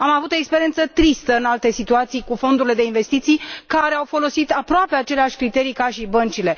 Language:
Romanian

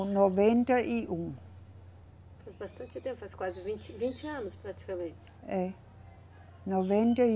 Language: Portuguese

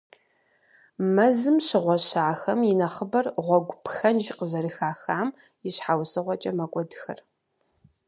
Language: Kabardian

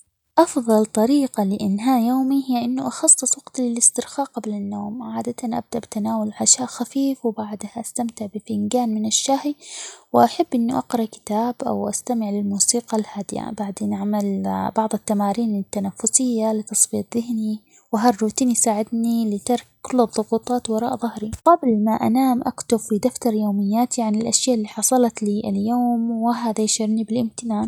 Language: Omani Arabic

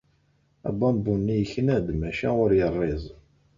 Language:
Kabyle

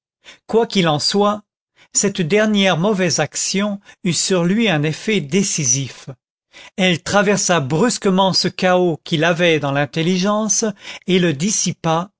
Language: French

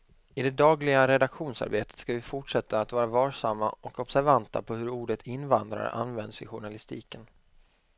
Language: Swedish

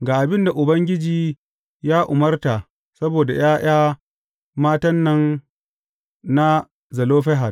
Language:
Hausa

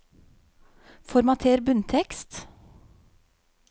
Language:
Norwegian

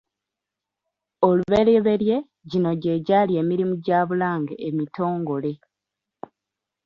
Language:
Ganda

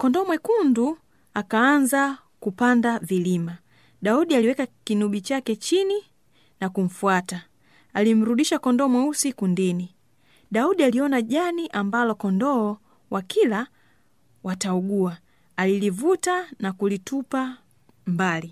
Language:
Swahili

